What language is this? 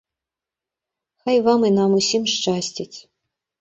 Belarusian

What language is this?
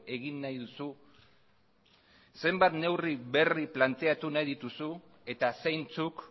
Basque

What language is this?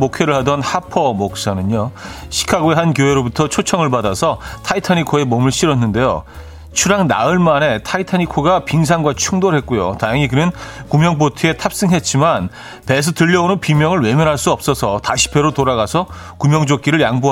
Korean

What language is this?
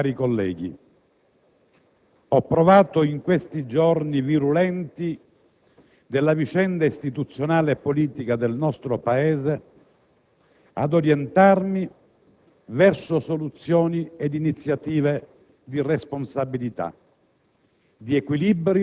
Italian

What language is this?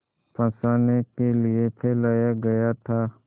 Hindi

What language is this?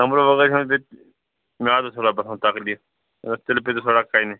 Kashmiri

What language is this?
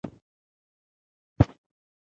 Pashto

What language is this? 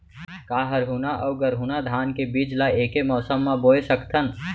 Chhattisgarhi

